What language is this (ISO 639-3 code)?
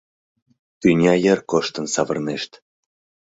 chm